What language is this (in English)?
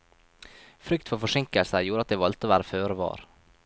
Norwegian